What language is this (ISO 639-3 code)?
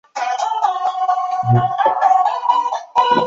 zho